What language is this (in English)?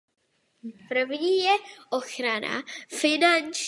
Czech